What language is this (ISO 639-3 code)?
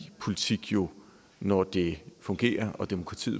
dan